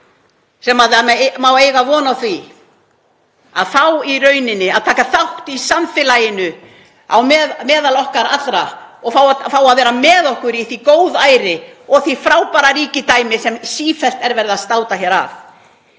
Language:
Icelandic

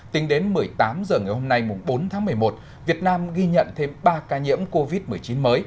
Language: Vietnamese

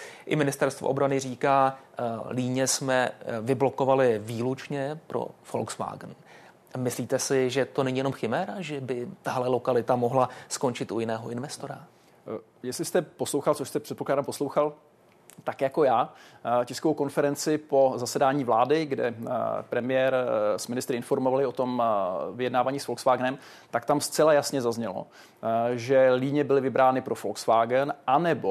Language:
Czech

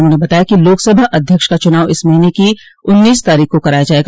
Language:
Hindi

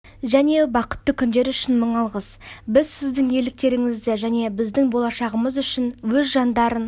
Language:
Kazakh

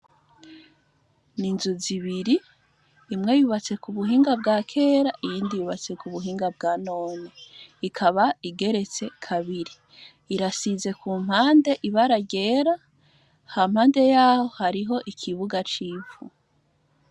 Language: Rundi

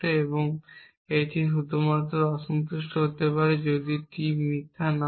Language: Bangla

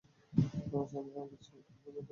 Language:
Bangla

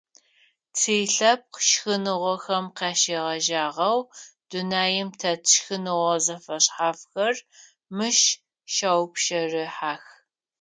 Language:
Adyghe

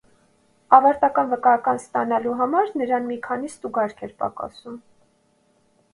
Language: Armenian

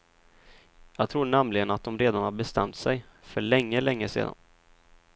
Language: Swedish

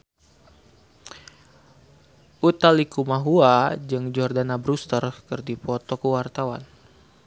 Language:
Sundanese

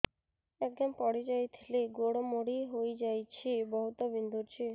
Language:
Odia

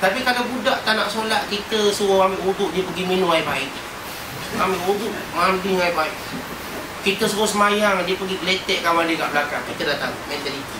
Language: Malay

